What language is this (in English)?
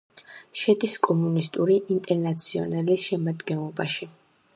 Georgian